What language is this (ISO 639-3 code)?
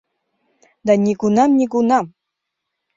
chm